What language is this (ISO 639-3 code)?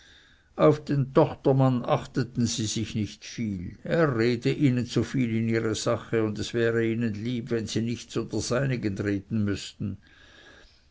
deu